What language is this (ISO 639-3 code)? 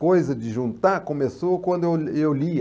por